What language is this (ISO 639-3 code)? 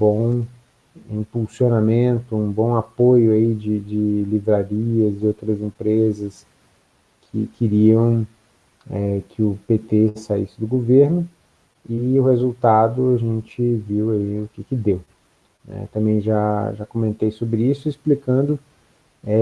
por